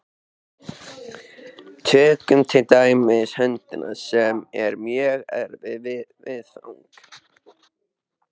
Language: Icelandic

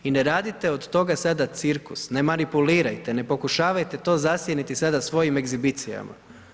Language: Croatian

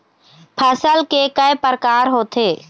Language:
Chhattisgarhi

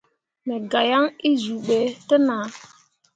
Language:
Mundang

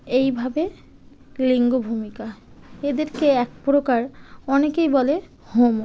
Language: Bangla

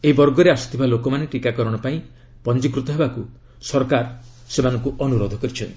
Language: Odia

